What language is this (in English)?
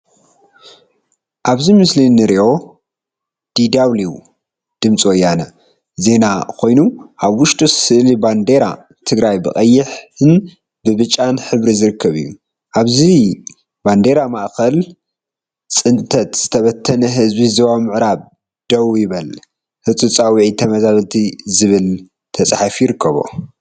Tigrinya